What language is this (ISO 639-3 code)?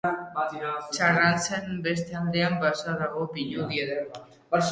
eus